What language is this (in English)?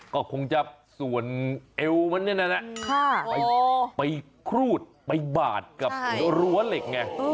Thai